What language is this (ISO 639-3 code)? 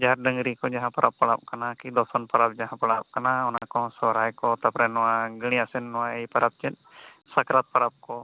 sat